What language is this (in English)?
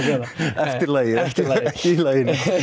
Icelandic